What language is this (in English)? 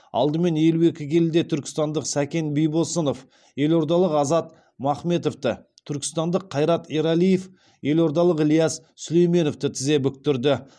Kazakh